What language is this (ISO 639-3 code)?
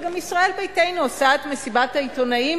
heb